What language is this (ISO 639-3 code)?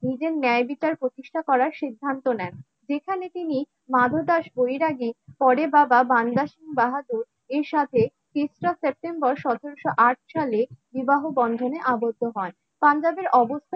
ben